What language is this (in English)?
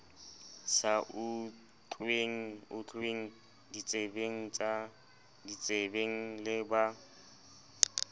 Southern Sotho